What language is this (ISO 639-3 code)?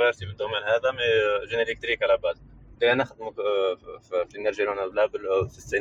ara